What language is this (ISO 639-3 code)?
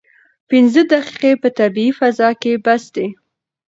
pus